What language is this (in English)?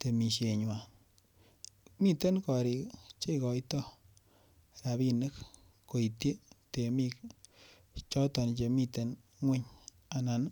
Kalenjin